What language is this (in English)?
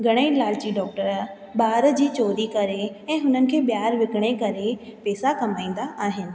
Sindhi